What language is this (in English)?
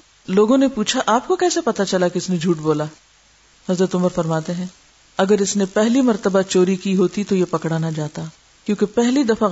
Urdu